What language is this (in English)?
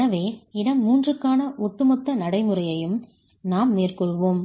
Tamil